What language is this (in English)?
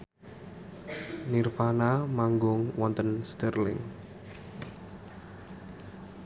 Javanese